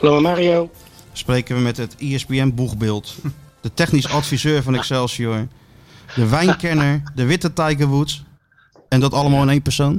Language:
Dutch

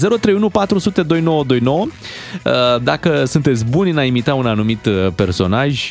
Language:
Romanian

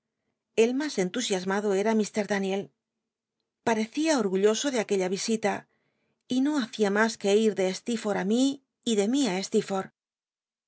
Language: Spanish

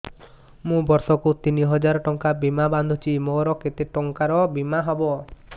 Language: Odia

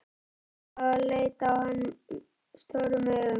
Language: Icelandic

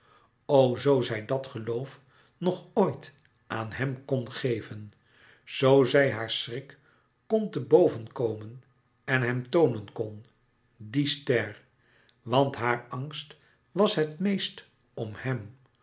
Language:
Dutch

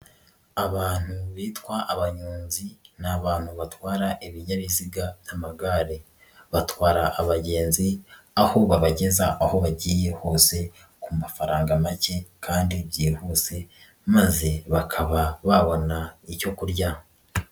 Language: Kinyarwanda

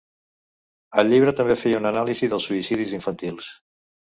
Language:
Catalan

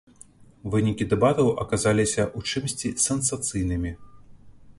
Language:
Belarusian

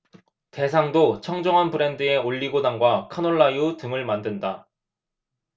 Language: Korean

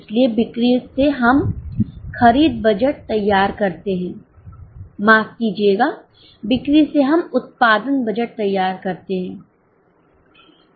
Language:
Hindi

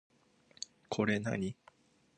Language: Japanese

